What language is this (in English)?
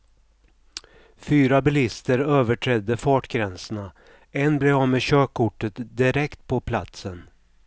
Swedish